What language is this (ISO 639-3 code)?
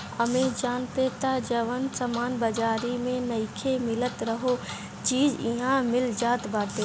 bho